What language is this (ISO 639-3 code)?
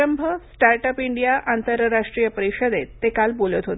mar